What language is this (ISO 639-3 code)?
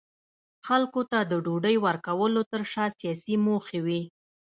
pus